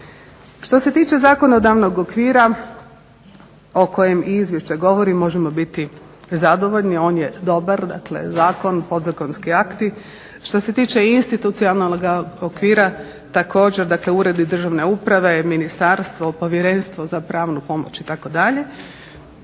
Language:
Croatian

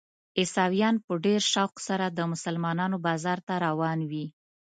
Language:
Pashto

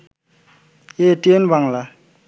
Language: Bangla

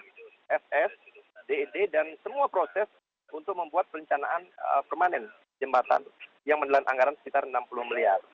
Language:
Indonesian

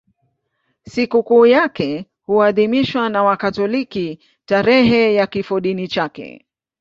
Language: Swahili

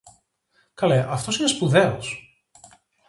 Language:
Greek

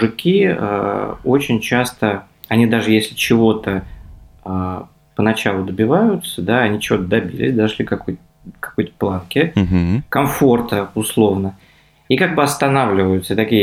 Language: Russian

